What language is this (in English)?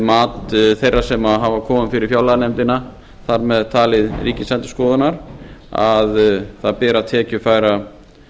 Icelandic